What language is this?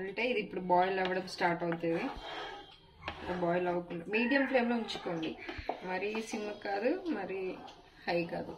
Telugu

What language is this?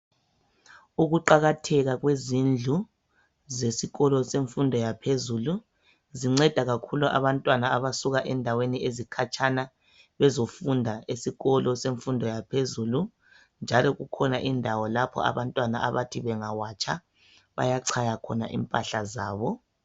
North Ndebele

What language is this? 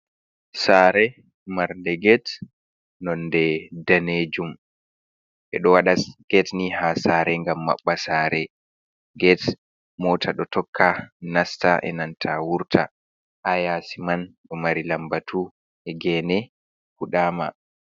Fula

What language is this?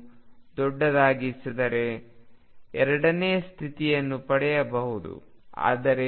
Kannada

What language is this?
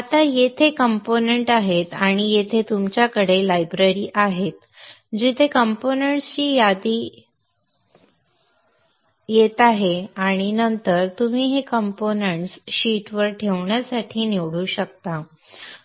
Marathi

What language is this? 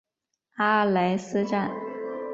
Chinese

